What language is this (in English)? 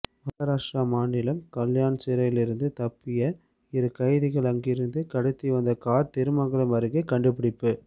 Tamil